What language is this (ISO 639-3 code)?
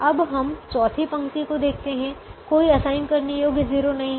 hin